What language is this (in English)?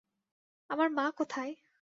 Bangla